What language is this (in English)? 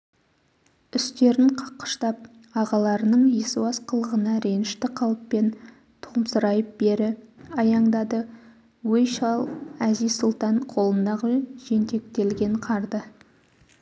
Kazakh